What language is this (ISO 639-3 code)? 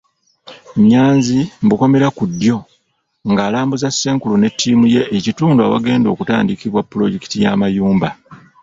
lug